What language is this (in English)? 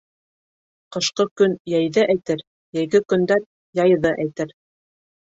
Bashkir